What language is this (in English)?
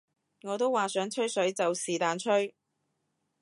Cantonese